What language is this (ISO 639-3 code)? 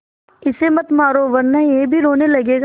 hin